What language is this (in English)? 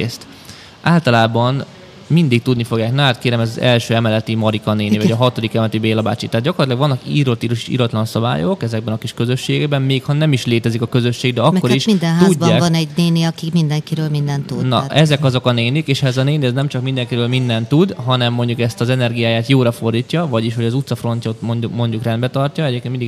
Hungarian